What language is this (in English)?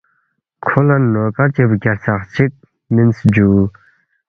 Balti